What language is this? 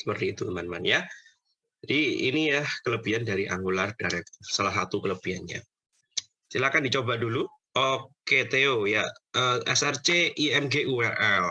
Indonesian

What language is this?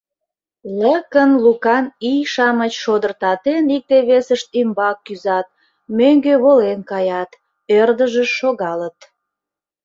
Mari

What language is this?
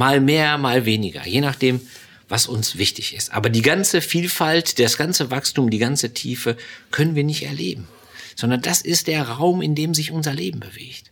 German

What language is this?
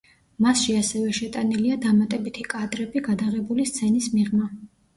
Georgian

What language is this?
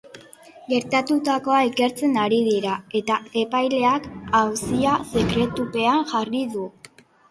Basque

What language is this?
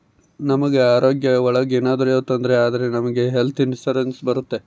Kannada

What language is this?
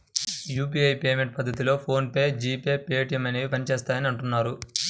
Telugu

